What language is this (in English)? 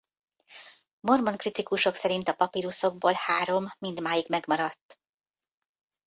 Hungarian